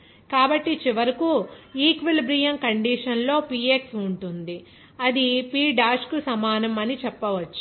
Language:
Telugu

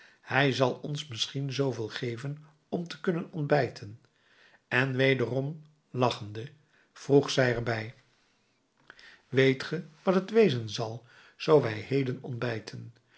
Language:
Dutch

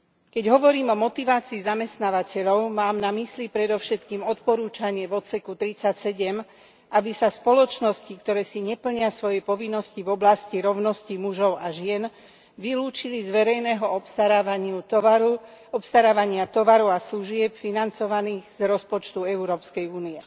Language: Slovak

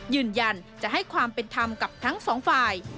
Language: Thai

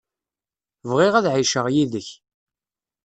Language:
Kabyle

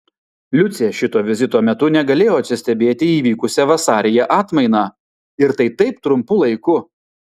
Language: Lithuanian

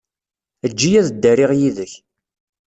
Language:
Kabyle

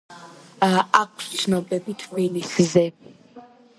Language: Georgian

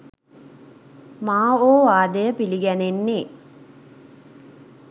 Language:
Sinhala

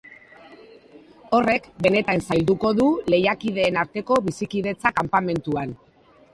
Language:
Basque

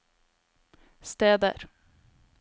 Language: Norwegian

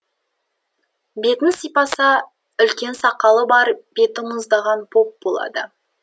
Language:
Kazakh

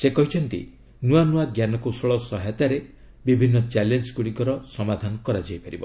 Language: Odia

